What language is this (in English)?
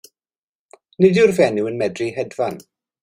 Welsh